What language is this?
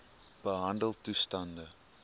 Afrikaans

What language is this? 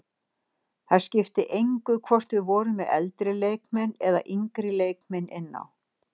Icelandic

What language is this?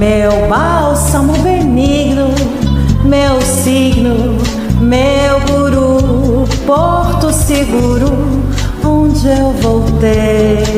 Vietnamese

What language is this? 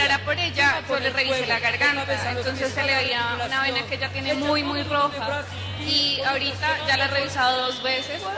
Spanish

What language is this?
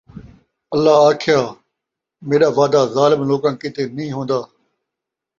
Saraiki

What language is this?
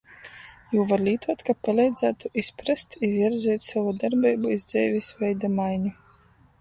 Latgalian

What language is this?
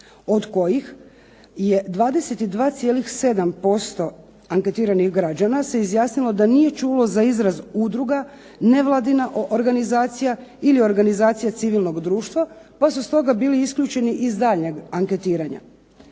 Croatian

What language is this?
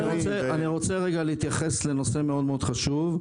Hebrew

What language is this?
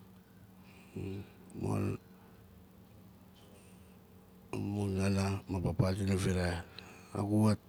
Nalik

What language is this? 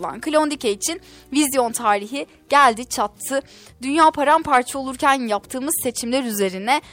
Turkish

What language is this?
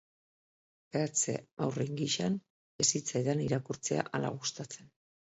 Basque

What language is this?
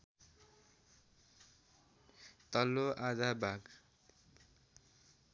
Nepali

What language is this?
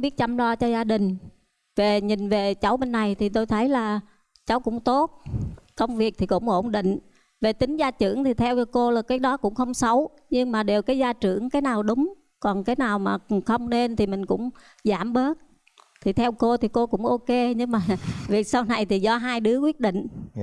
Vietnamese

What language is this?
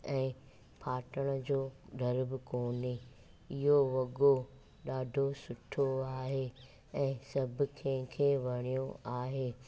Sindhi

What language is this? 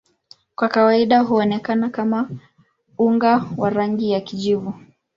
Swahili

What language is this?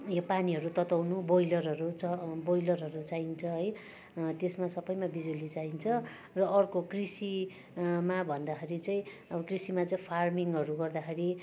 Nepali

